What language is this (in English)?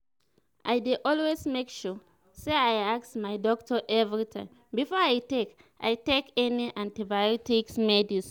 Nigerian Pidgin